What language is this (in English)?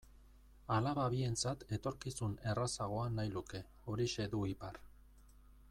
Basque